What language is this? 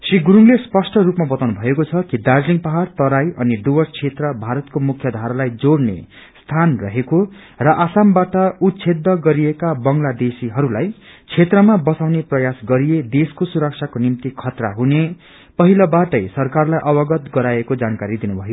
Nepali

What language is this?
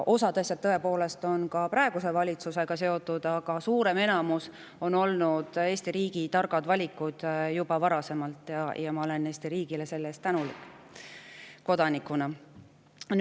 Estonian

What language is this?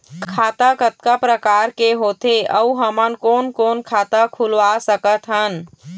Chhattisgarhi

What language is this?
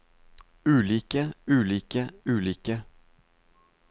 Norwegian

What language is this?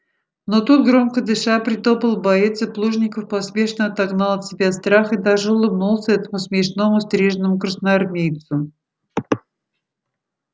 Russian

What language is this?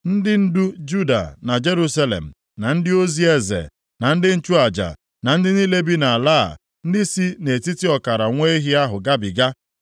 Igbo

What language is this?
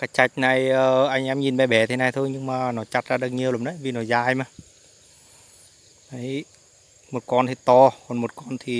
Vietnamese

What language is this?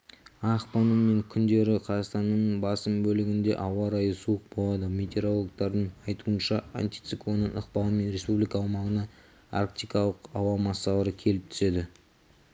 Kazakh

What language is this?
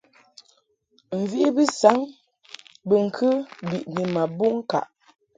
Mungaka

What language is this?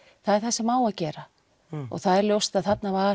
Icelandic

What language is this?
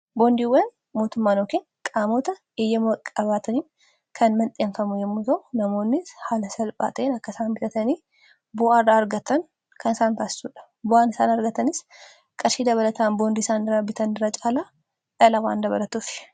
Oromo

